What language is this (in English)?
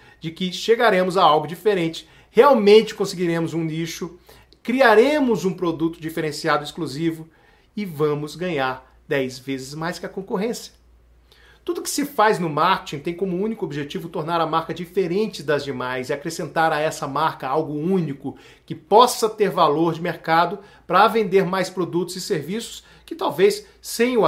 Portuguese